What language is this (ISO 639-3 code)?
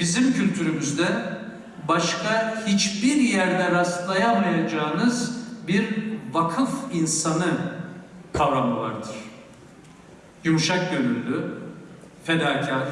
tur